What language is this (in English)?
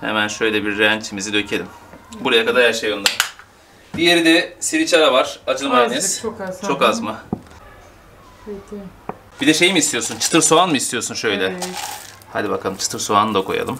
Turkish